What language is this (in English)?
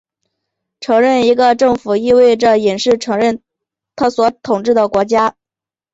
Chinese